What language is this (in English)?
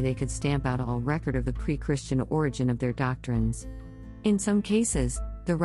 English